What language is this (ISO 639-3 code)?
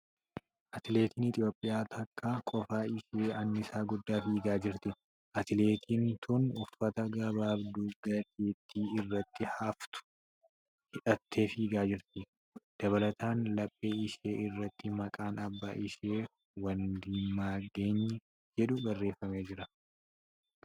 orm